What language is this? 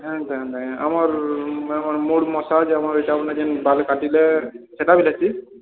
Odia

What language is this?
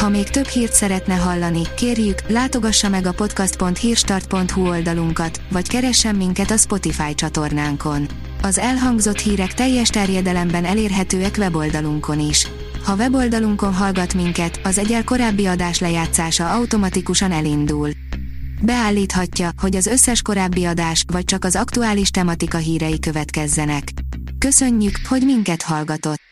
Hungarian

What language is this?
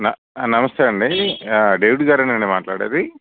Telugu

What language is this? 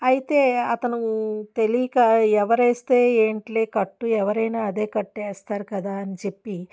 Telugu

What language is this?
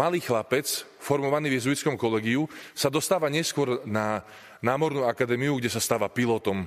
Slovak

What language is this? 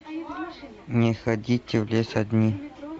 Russian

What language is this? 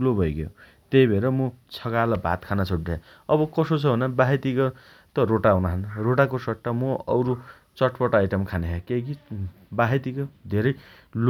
Dotyali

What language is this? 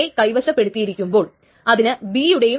Malayalam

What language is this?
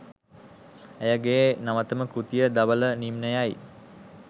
Sinhala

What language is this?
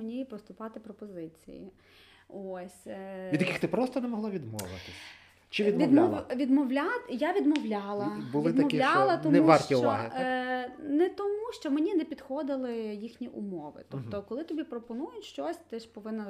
Ukrainian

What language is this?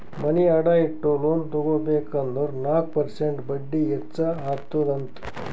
Kannada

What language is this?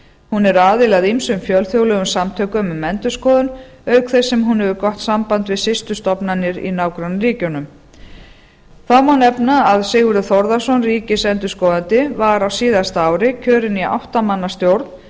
Icelandic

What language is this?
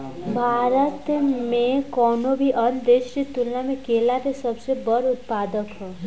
Bhojpuri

